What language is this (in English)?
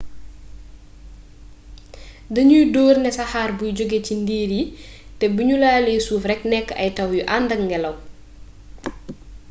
Wolof